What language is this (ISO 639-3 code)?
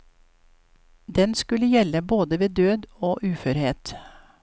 nor